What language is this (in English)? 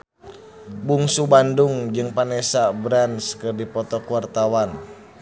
Sundanese